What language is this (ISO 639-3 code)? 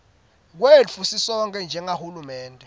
ssw